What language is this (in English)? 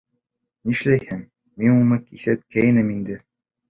Bashkir